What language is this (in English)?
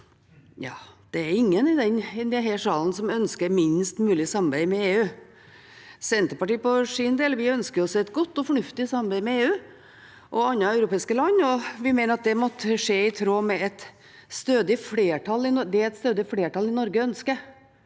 Norwegian